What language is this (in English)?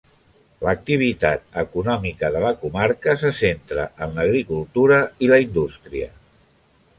Catalan